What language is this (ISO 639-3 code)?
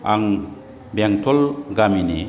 brx